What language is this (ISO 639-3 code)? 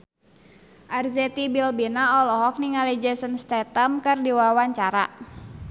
sun